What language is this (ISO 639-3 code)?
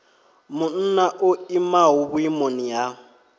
ven